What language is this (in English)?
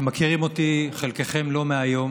Hebrew